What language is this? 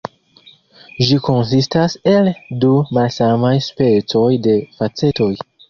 Esperanto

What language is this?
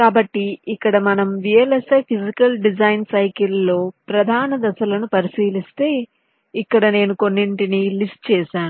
Telugu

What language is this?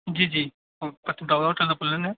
Dogri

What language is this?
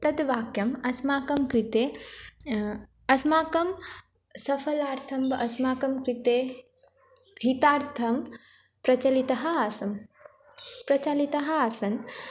Sanskrit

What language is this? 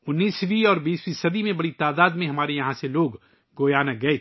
Urdu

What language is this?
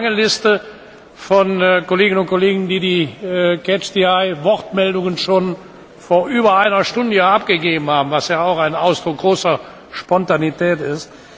German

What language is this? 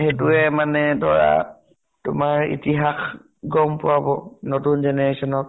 Assamese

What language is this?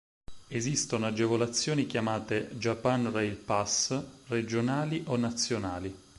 Italian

